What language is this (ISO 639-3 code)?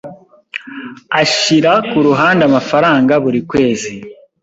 kin